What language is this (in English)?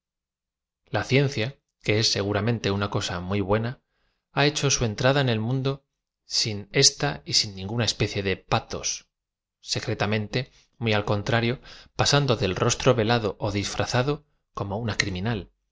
Spanish